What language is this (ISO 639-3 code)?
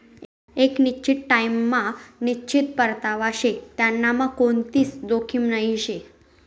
mar